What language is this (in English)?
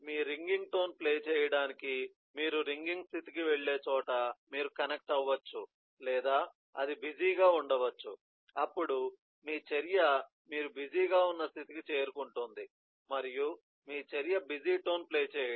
Telugu